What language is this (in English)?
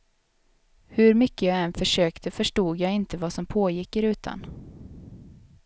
Swedish